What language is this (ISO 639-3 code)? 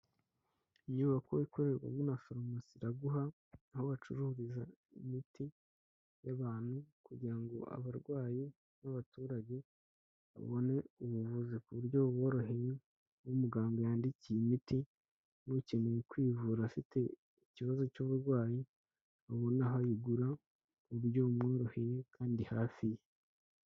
kin